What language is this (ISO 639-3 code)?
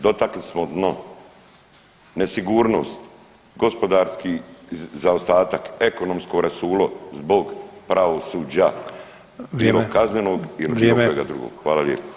hrv